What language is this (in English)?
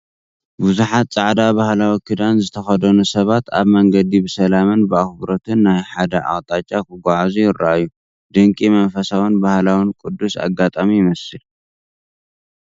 Tigrinya